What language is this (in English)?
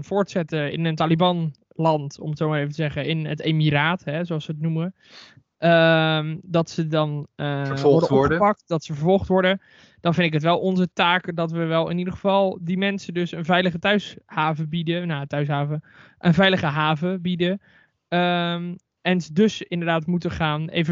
Dutch